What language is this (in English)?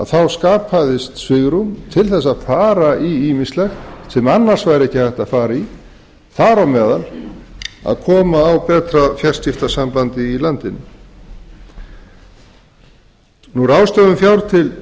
Icelandic